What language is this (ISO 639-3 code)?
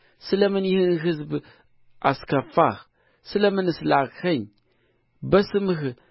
amh